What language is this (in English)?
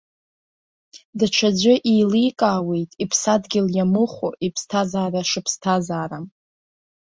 Abkhazian